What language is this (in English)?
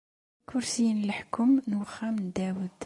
Kabyle